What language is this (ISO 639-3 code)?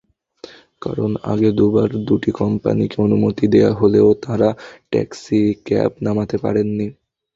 ben